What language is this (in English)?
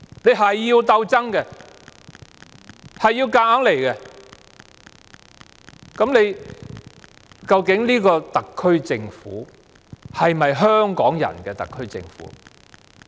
Cantonese